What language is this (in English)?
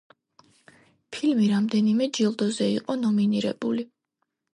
Georgian